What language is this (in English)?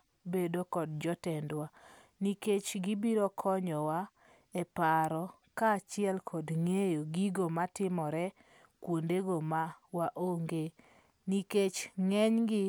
Luo (Kenya and Tanzania)